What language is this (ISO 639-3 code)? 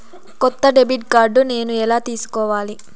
tel